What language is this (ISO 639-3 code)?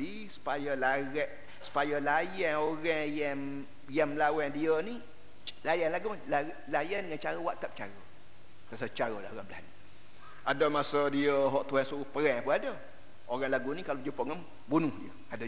msa